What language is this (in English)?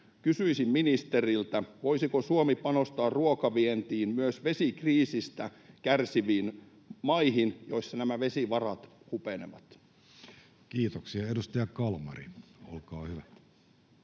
Finnish